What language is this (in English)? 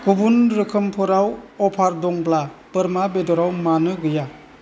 Bodo